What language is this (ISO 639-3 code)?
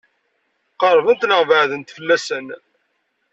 kab